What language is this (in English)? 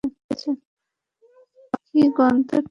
Bangla